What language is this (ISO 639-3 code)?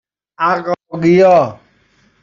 fas